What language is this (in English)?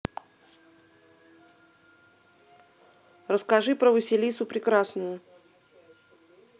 Russian